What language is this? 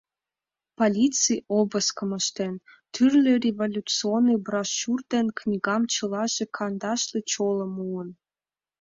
Mari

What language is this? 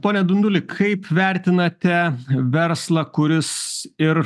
Lithuanian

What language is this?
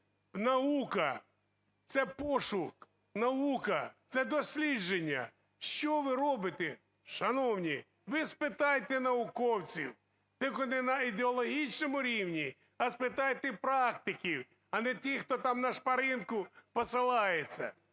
Ukrainian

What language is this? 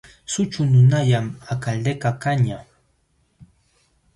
Jauja Wanca Quechua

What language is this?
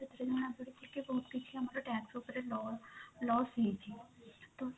Odia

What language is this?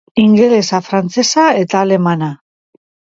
Basque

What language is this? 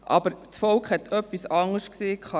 Swiss German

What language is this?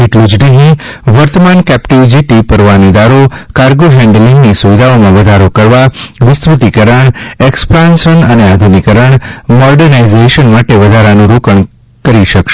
Gujarati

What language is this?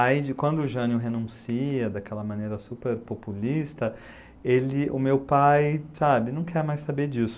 Portuguese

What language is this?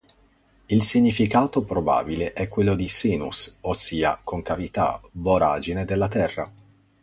Italian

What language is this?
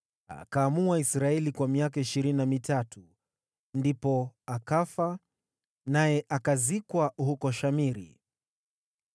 Swahili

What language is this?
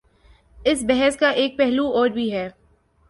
Urdu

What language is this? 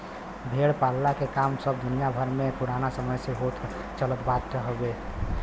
Bhojpuri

